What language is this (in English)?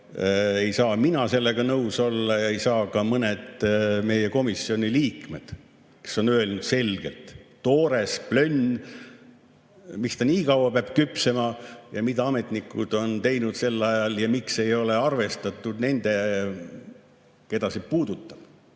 Estonian